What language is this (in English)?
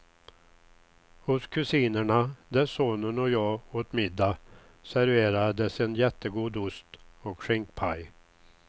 Swedish